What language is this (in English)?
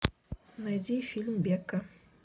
Russian